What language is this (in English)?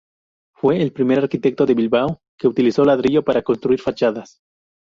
Spanish